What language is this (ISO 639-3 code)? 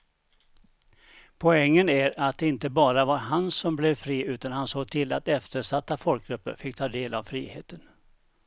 swe